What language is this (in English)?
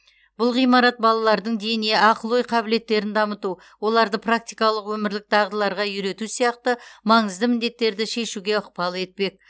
Kazakh